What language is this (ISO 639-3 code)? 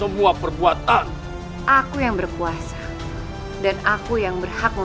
ind